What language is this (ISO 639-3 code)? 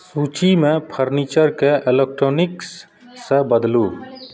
mai